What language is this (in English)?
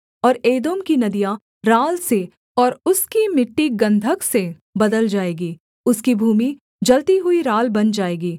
Hindi